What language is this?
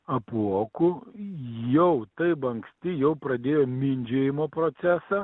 Lithuanian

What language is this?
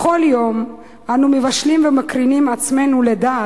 Hebrew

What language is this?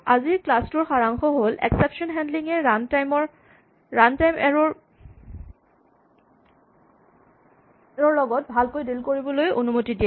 Assamese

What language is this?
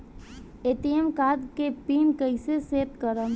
Bhojpuri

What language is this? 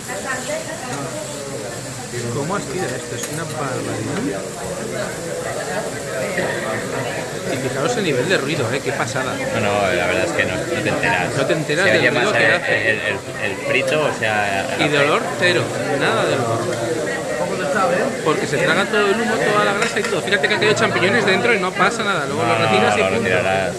Spanish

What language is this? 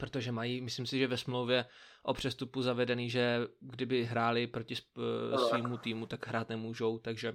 Czech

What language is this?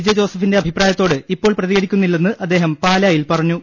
Malayalam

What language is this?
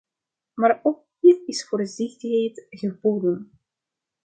Dutch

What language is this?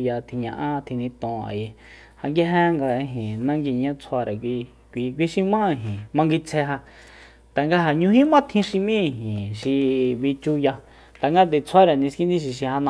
Soyaltepec Mazatec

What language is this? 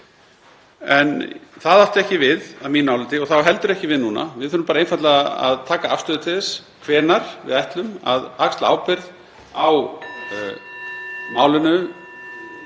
Icelandic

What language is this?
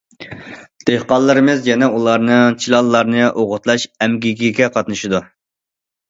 Uyghur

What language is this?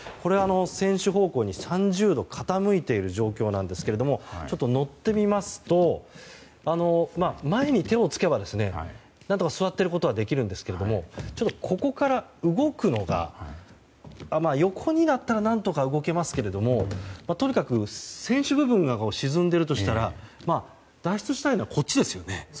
Japanese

